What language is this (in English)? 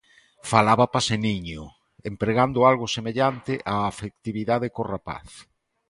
Galician